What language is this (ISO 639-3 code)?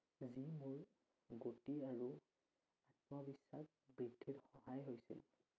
asm